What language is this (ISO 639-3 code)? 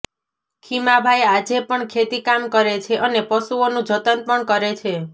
guj